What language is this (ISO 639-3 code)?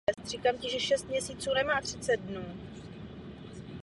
ces